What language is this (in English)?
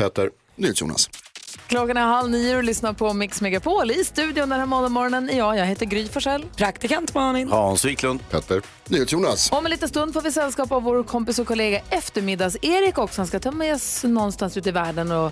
Swedish